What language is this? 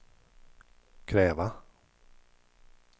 Swedish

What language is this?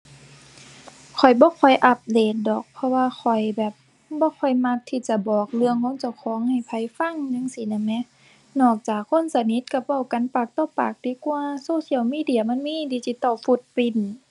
Thai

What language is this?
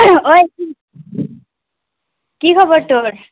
Assamese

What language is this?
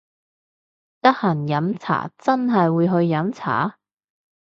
Cantonese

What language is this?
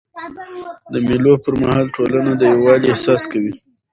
Pashto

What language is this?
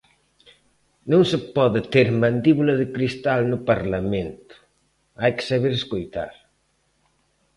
Galician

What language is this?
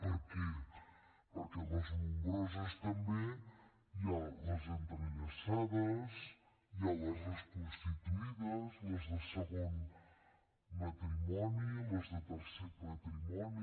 Catalan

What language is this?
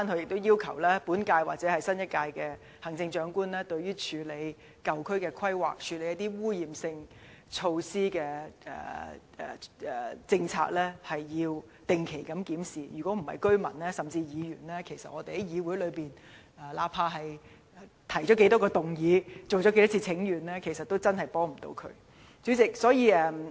Cantonese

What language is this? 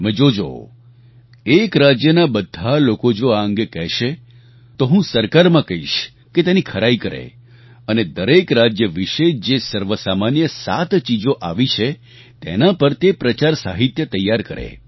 Gujarati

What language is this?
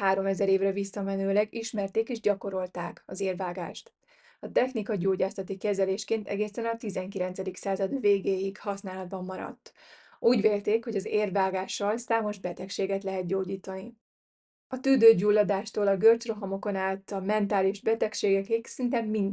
Hungarian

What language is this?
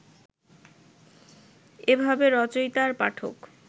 Bangla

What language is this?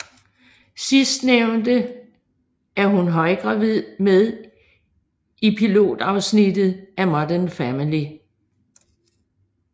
Danish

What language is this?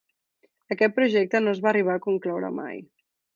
Catalan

